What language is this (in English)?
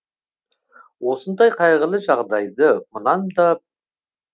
Kazakh